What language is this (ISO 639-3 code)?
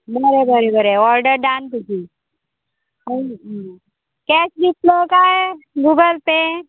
kok